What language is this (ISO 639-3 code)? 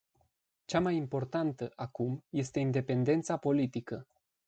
ron